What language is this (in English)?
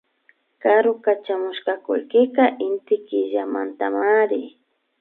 Imbabura Highland Quichua